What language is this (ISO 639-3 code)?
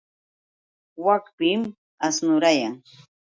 qux